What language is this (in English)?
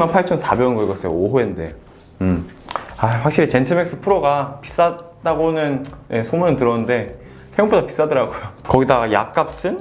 Korean